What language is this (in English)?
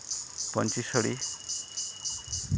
Santali